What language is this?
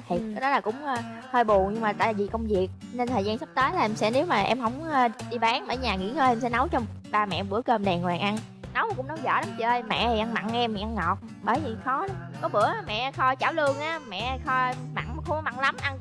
Vietnamese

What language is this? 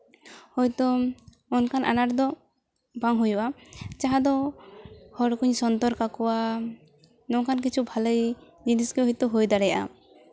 Santali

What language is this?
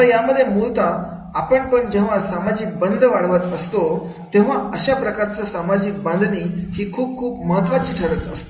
Marathi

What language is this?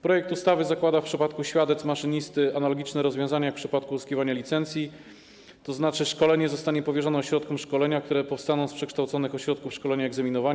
Polish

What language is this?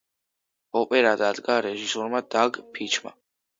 Georgian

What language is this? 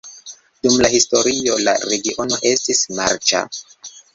Esperanto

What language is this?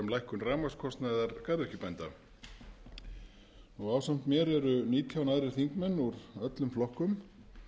Icelandic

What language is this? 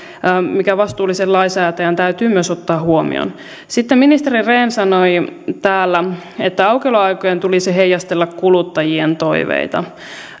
Finnish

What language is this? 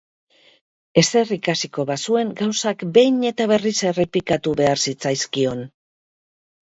Basque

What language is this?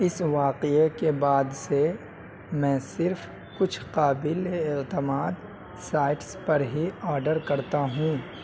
Urdu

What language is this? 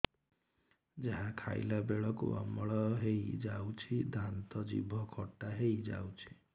Odia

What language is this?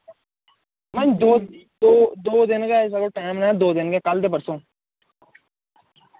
Dogri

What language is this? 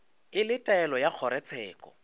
Northern Sotho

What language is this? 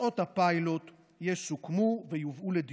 Hebrew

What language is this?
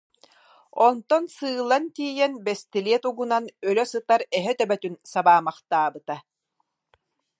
Yakut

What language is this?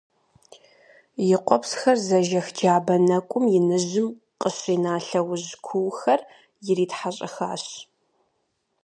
Kabardian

